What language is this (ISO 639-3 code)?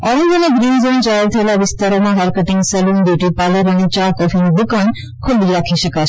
guj